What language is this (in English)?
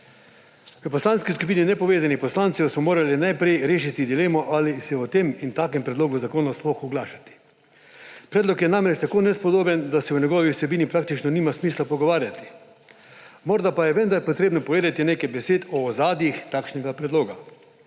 Slovenian